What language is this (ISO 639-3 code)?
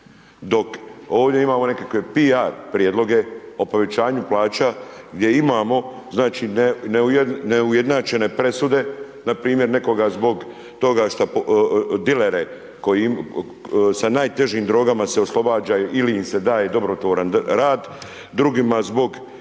hrv